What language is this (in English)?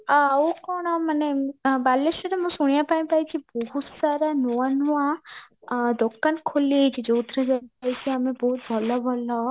Odia